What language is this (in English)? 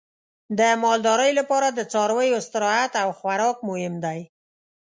Pashto